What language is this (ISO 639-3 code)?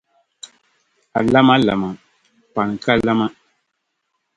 dag